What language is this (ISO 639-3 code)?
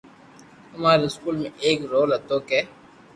lrk